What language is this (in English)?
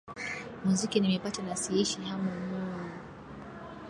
Swahili